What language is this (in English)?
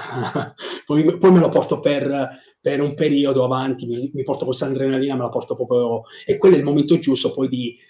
Italian